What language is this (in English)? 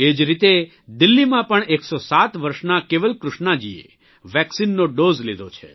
Gujarati